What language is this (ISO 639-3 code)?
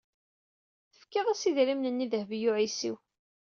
kab